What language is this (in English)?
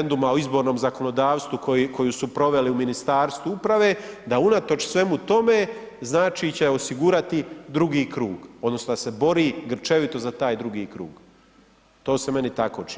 Croatian